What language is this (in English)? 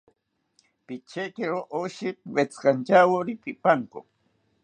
South Ucayali Ashéninka